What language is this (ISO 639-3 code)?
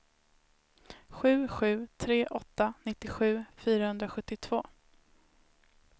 swe